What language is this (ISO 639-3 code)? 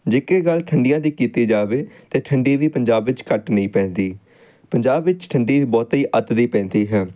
pan